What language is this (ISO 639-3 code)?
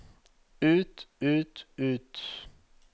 nor